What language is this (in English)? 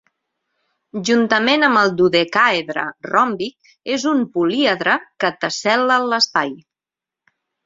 Catalan